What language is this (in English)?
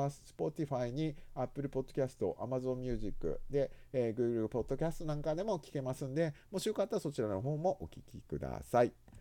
Japanese